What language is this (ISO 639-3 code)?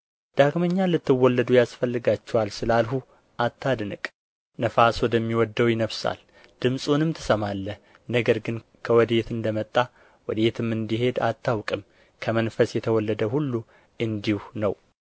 amh